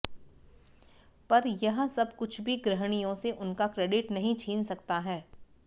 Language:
Hindi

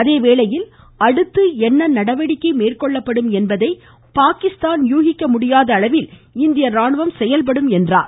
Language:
Tamil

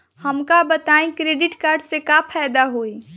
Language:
Bhojpuri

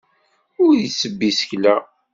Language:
Kabyle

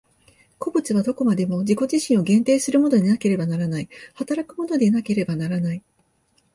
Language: Japanese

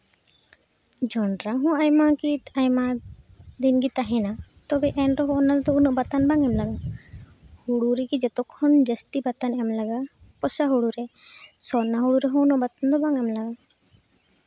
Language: Santali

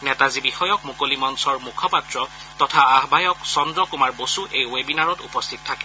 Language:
Assamese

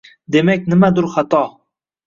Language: Uzbek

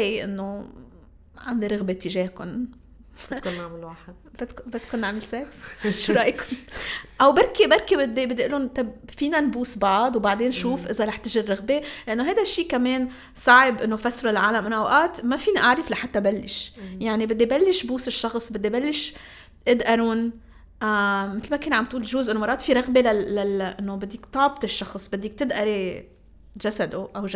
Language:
Arabic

